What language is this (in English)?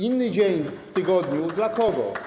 Polish